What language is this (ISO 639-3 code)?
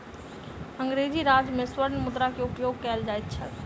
mai